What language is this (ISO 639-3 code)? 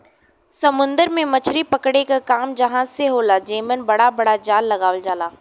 bho